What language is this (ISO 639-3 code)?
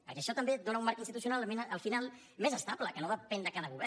cat